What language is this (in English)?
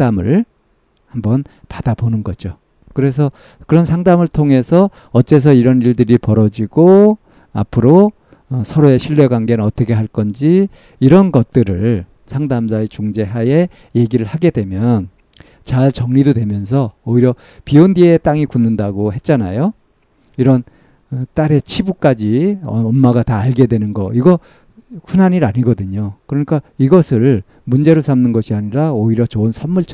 Korean